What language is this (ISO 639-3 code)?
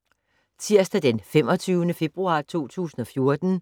dan